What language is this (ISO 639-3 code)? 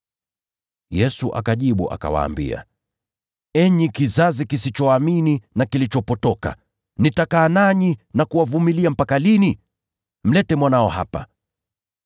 swa